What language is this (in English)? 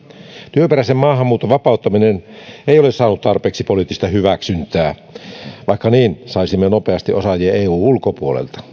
Finnish